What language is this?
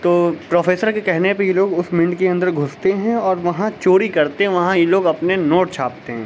Urdu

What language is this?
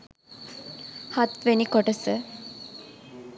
Sinhala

